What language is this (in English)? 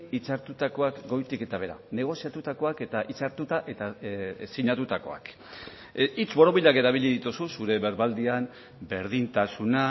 Basque